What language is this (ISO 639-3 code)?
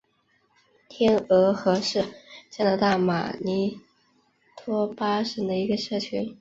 zho